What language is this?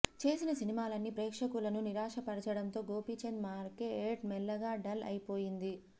Telugu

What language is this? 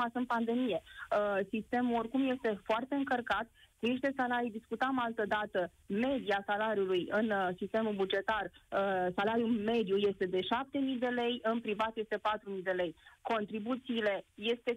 Romanian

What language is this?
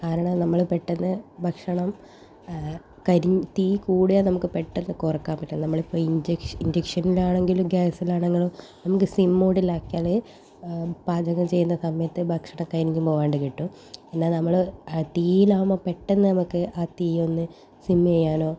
Malayalam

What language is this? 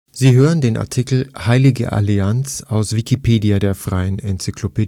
German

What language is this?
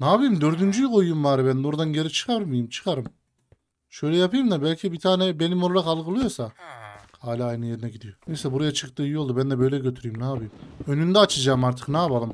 Turkish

